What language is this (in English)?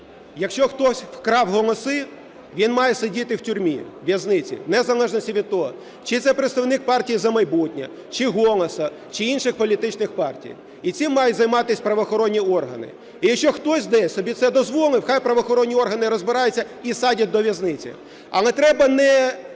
Ukrainian